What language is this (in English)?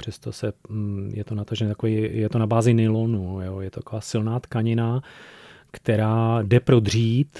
Czech